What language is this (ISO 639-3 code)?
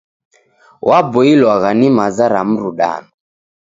dav